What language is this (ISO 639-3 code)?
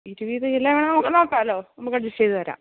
mal